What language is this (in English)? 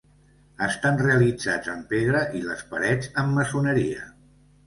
Catalan